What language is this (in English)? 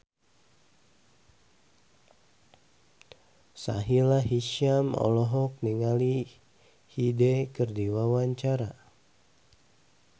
Sundanese